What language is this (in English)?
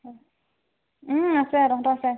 Assamese